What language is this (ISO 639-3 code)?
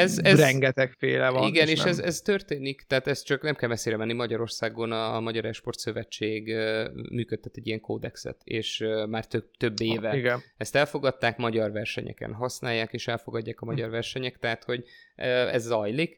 hun